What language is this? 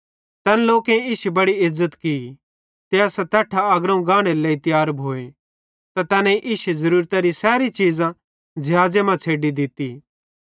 Bhadrawahi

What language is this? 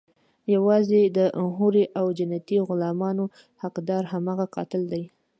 Pashto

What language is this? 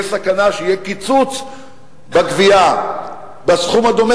Hebrew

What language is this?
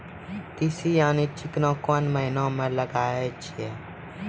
Maithili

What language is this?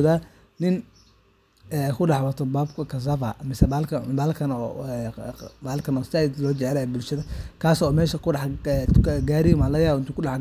Somali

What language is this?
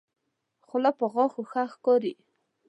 Pashto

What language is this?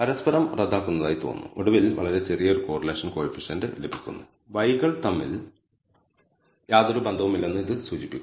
Malayalam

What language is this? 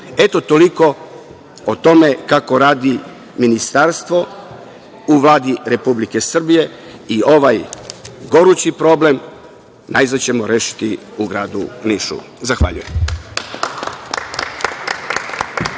Serbian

